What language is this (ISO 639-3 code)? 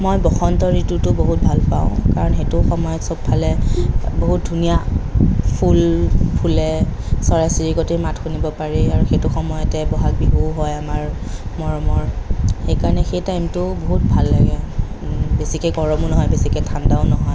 asm